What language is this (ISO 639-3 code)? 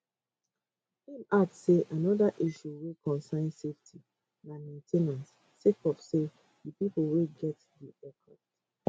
pcm